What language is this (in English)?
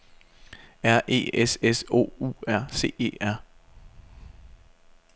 Danish